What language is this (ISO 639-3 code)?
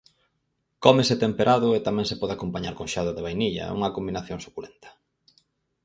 glg